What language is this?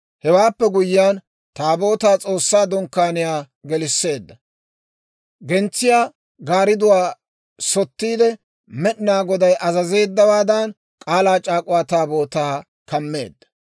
Dawro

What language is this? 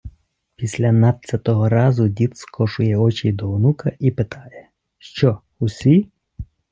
Ukrainian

